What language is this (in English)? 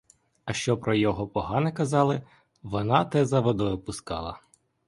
Ukrainian